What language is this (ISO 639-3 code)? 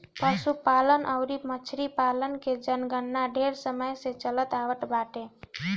bho